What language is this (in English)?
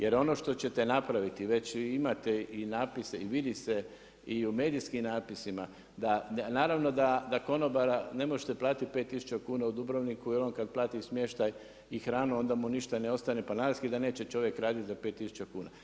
Croatian